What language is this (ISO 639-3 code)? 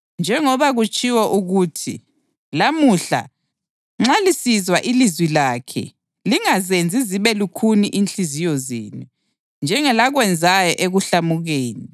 nde